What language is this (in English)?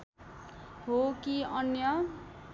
Nepali